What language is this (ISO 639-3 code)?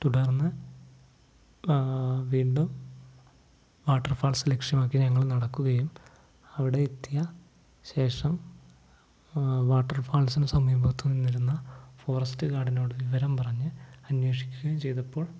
mal